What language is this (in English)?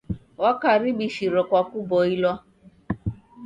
Taita